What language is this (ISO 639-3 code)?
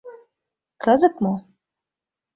chm